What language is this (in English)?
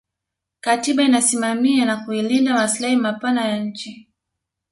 Swahili